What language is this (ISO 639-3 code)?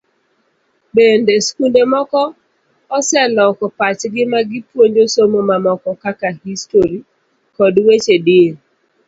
luo